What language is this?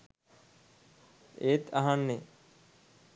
Sinhala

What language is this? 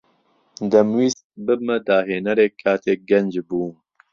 Central Kurdish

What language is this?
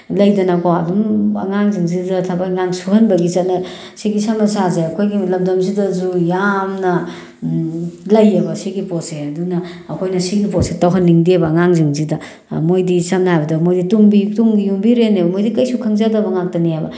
Manipuri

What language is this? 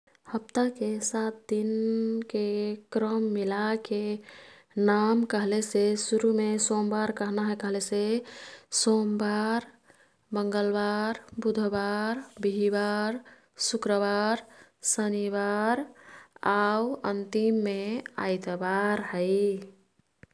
Kathoriya Tharu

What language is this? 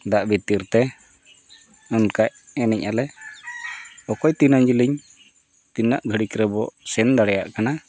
Santali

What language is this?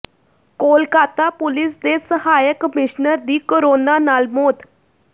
Punjabi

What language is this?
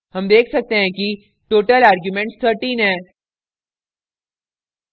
Hindi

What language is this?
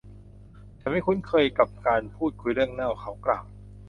Thai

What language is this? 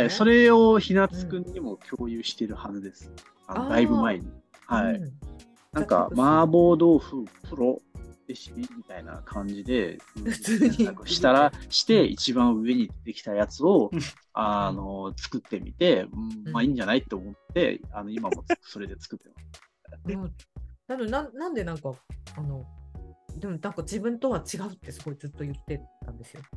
Japanese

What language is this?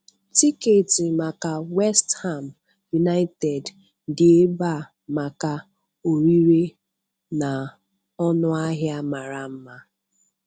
Igbo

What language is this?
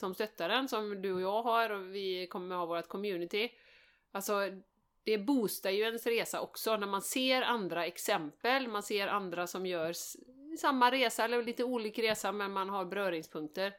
Swedish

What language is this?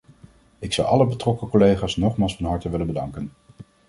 Dutch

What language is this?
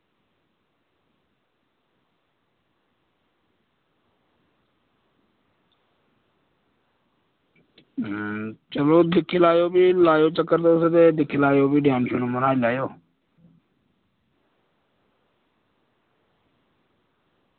Dogri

